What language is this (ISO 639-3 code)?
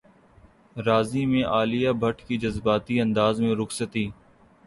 urd